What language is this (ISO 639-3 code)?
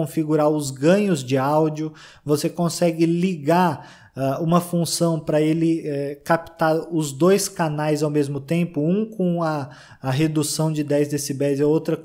por